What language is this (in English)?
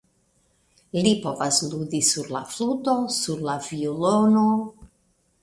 Esperanto